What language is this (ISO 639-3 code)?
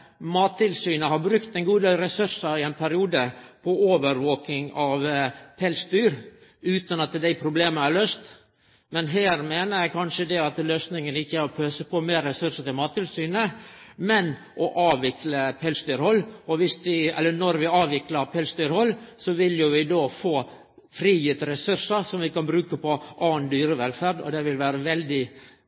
nno